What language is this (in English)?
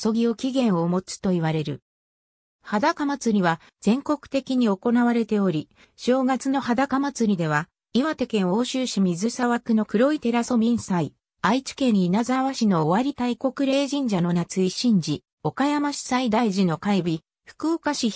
Japanese